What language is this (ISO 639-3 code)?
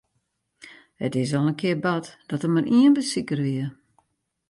fry